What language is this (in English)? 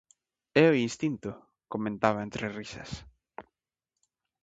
Galician